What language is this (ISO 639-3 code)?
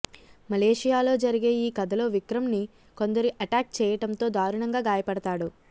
tel